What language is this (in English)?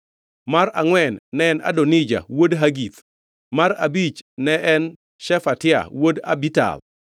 Luo (Kenya and Tanzania)